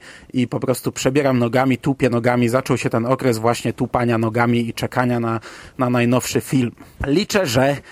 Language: Polish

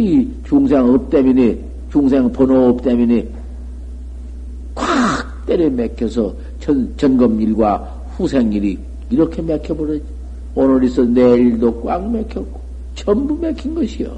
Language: Korean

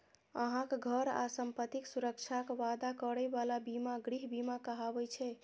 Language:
Maithili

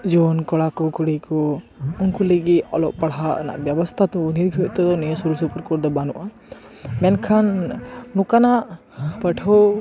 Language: Santali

